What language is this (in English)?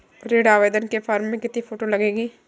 Hindi